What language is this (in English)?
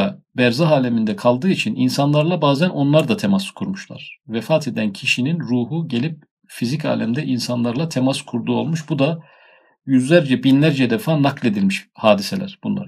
Turkish